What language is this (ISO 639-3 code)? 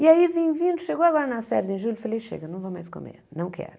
por